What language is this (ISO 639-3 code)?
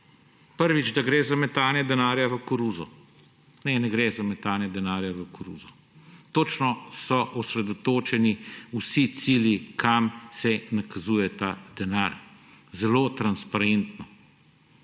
slv